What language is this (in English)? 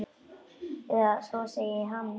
Icelandic